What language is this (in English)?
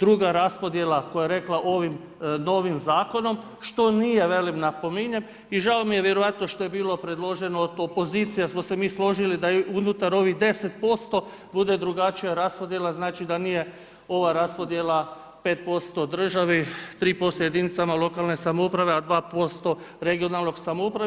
Croatian